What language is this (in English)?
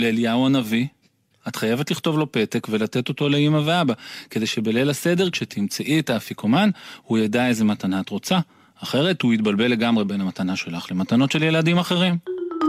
Hebrew